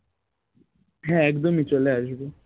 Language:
Bangla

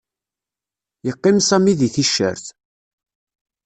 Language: Kabyle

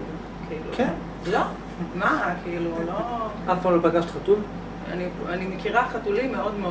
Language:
Hebrew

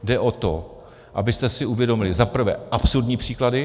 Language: Czech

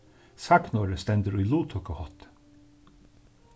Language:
Faroese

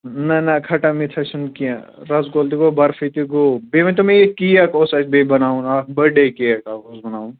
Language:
Kashmiri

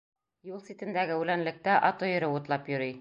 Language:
Bashkir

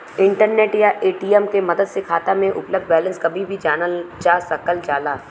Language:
Bhojpuri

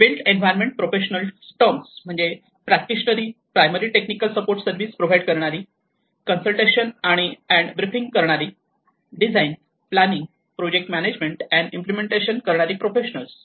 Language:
Marathi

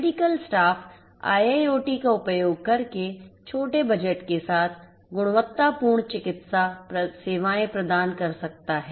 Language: Hindi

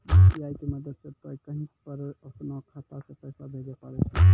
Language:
Maithili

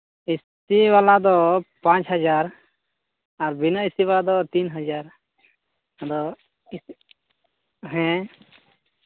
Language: Santali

